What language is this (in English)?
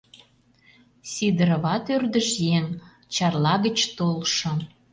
Mari